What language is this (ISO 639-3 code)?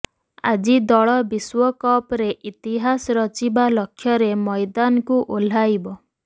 ori